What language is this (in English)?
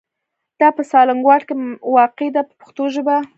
Pashto